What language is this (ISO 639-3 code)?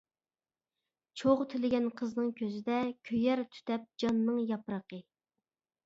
uig